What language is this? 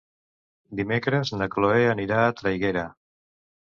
Catalan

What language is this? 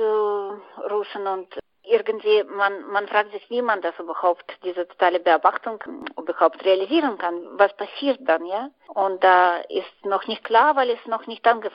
German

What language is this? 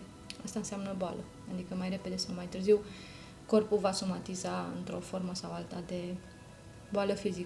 Romanian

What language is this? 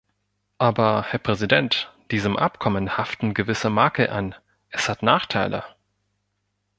German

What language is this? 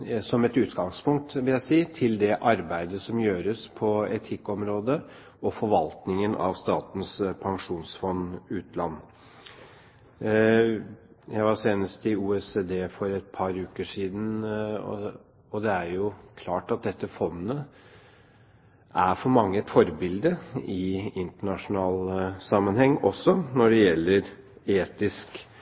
Norwegian Bokmål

